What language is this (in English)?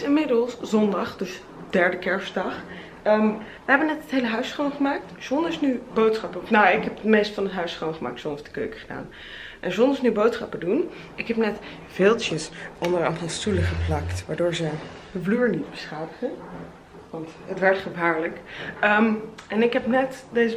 Dutch